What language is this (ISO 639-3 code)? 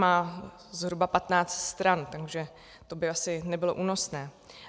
ces